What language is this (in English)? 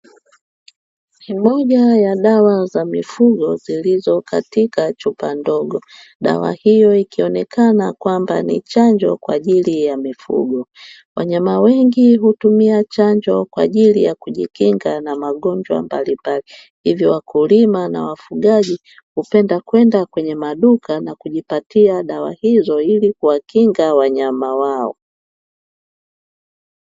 Swahili